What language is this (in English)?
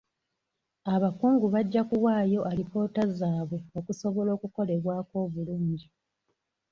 Ganda